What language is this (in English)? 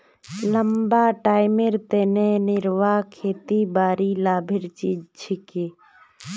Magahi